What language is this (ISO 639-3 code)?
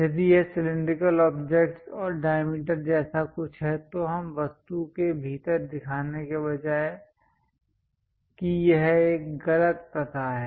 hin